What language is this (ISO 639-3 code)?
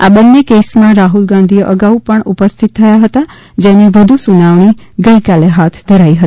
guj